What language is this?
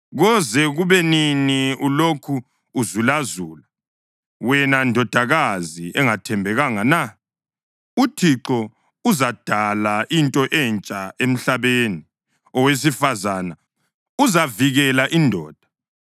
North Ndebele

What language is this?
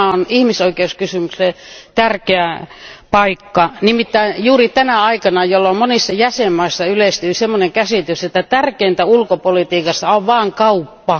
Finnish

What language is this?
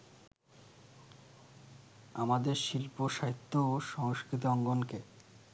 Bangla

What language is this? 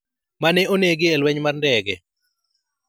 Luo (Kenya and Tanzania)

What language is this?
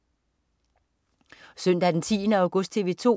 Danish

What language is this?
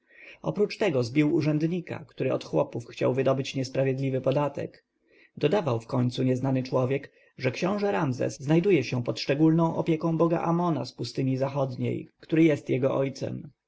Polish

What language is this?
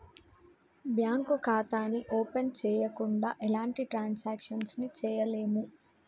Telugu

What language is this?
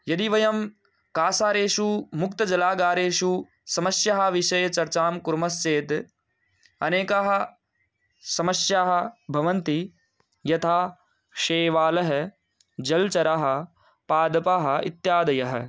Sanskrit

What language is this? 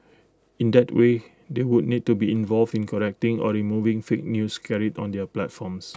English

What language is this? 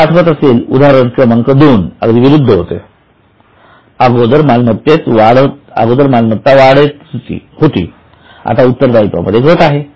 Marathi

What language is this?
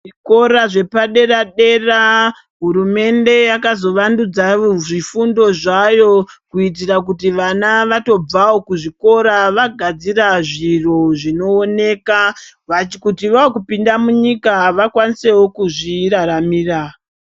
Ndau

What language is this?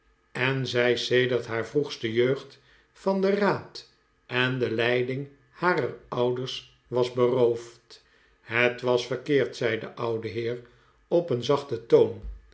Dutch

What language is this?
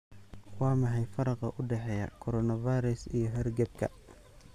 Somali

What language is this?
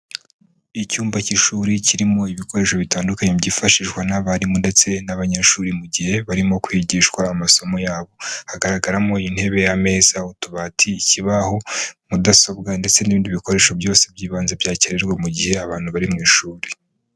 Kinyarwanda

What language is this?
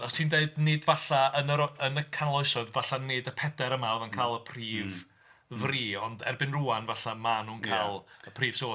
Welsh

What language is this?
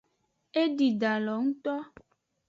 Aja (Benin)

